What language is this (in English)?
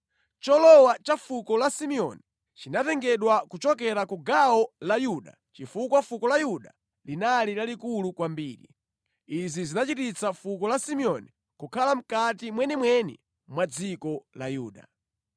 Nyanja